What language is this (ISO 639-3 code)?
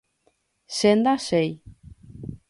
grn